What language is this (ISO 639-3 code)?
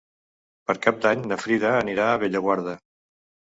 cat